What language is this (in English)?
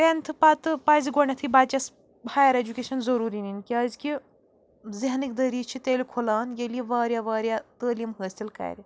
Kashmiri